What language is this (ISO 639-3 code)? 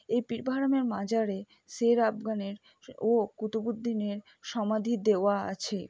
ben